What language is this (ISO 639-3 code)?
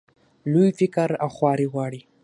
pus